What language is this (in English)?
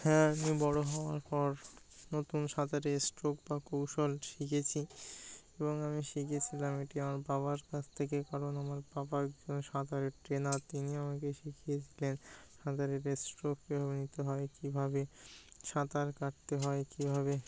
Bangla